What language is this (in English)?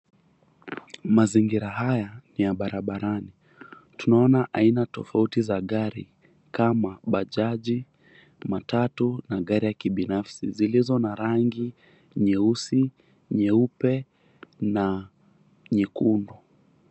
Swahili